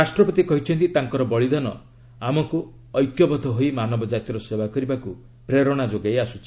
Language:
Odia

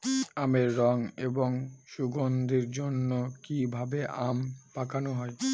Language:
Bangla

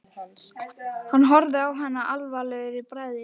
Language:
Icelandic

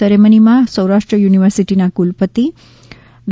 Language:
Gujarati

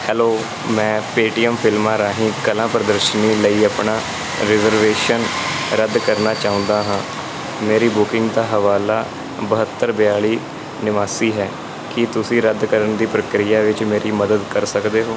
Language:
Punjabi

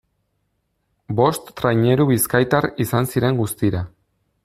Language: Basque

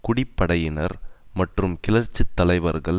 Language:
Tamil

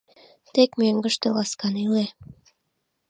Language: Mari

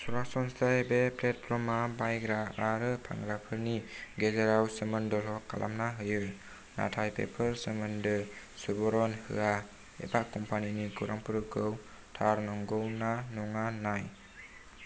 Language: Bodo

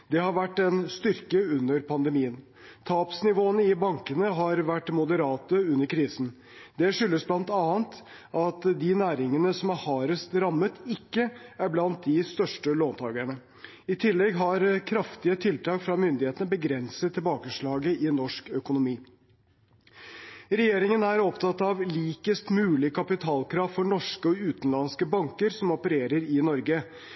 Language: Norwegian Bokmål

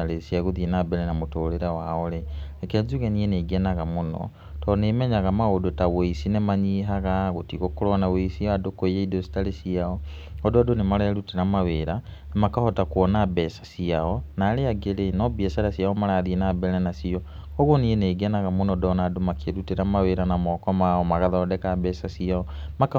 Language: Kikuyu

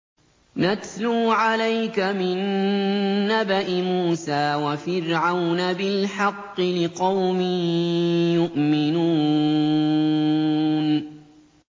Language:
Arabic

